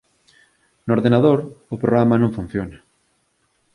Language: Galician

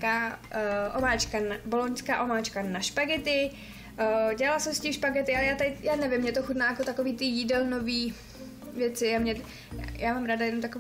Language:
Czech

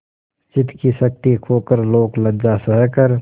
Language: Hindi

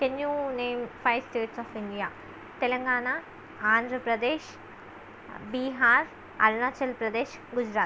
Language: Telugu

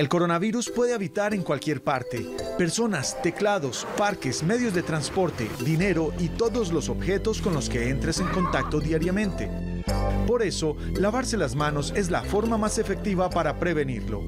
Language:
Spanish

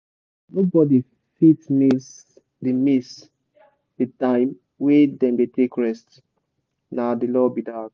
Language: Nigerian Pidgin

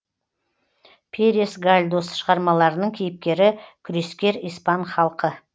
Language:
Kazakh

